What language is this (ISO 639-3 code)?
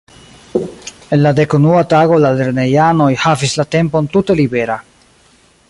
epo